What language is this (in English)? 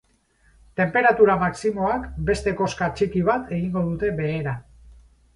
Basque